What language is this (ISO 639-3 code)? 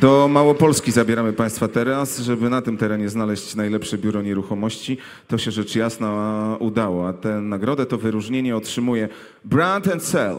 pol